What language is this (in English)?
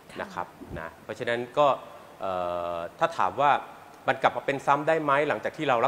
Thai